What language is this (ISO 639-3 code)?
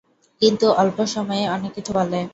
ben